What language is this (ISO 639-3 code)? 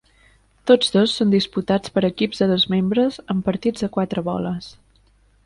cat